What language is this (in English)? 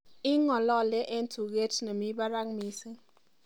Kalenjin